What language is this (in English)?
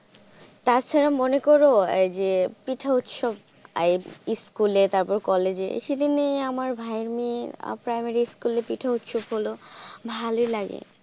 Bangla